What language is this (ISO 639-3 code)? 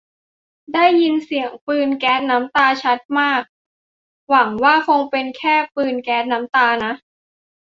tha